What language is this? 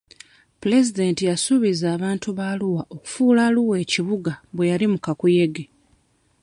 Ganda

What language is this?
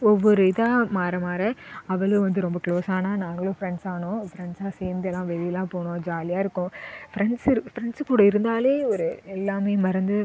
Tamil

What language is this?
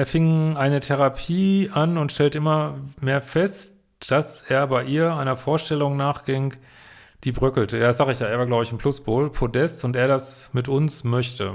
German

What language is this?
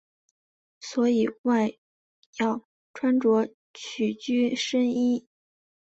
Chinese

